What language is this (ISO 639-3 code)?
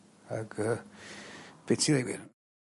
cym